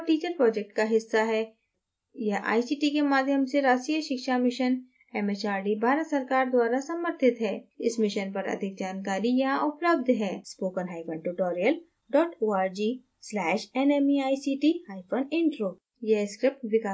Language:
Hindi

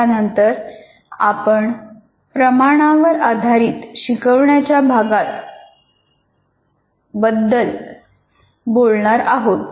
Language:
Marathi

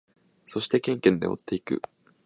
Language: Japanese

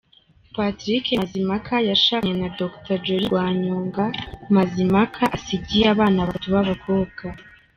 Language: Kinyarwanda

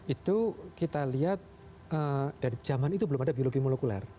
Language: Indonesian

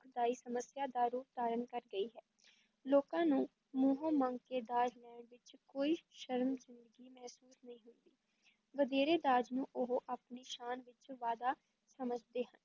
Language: Punjabi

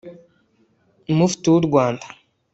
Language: Kinyarwanda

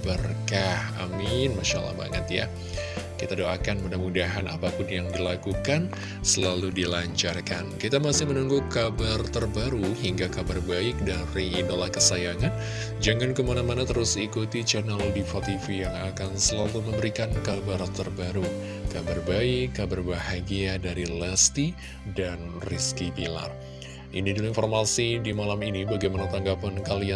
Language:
Indonesian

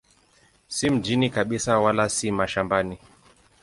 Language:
Swahili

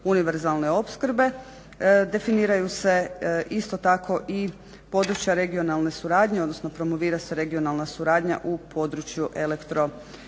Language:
Croatian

